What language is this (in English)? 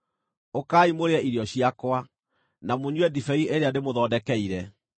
Kikuyu